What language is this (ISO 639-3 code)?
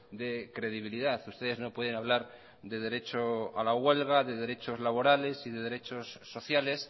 spa